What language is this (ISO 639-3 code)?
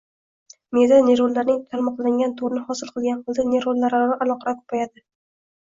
uzb